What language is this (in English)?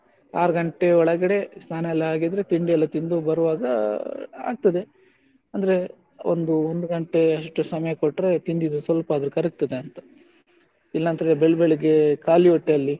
Kannada